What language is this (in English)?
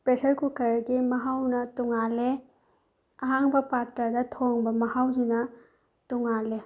Manipuri